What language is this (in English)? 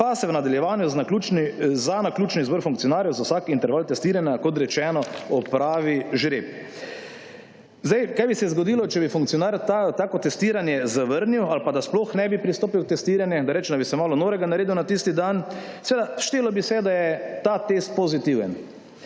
Slovenian